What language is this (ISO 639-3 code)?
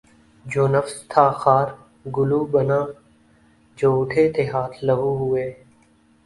urd